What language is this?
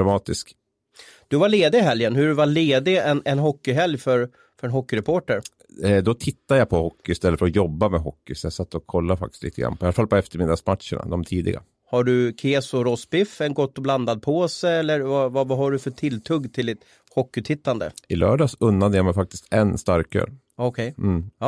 Swedish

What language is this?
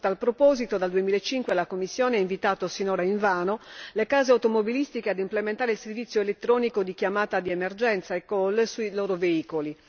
Italian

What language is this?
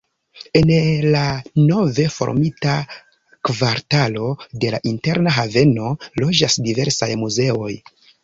Esperanto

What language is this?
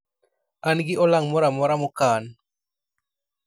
Luo (Kenya and Tanzania)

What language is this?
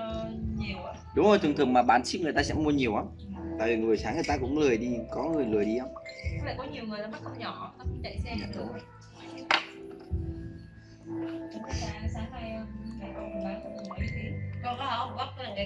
Vietnamese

